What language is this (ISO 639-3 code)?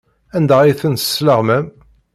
kab